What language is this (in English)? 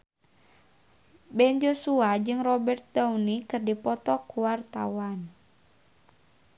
Sundanese